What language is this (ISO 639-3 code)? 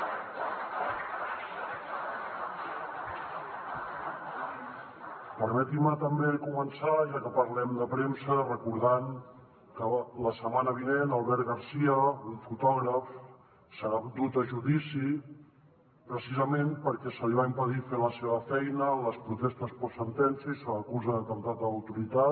cat